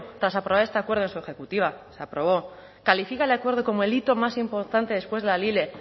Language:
Spanish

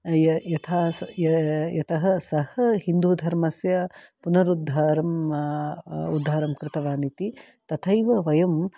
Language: Sanskrit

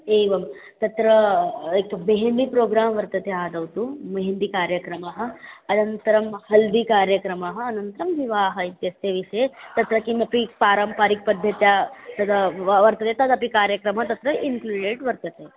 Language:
Sanskrit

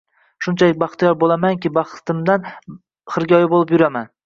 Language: Uzbek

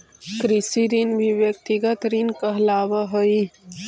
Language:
Magahi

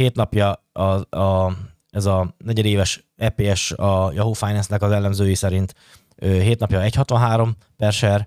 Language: Hungarian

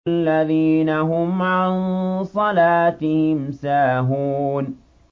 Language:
Arabic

